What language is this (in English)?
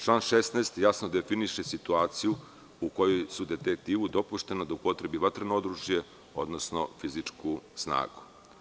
Serbian